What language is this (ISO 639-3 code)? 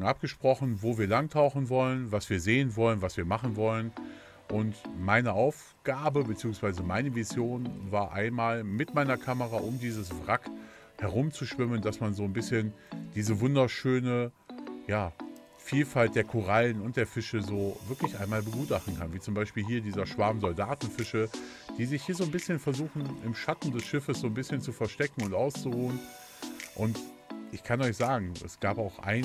deu